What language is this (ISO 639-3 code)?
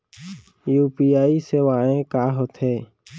hne